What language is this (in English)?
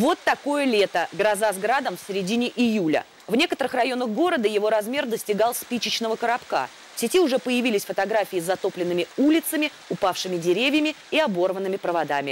Russian